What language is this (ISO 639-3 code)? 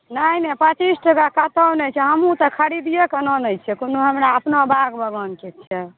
mai